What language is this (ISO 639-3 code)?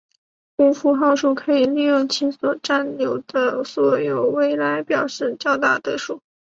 zho